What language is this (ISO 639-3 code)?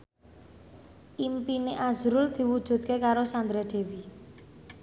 jav